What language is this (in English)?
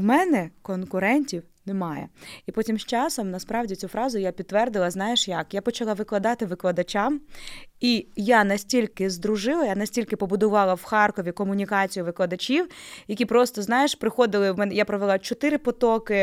Ukrainian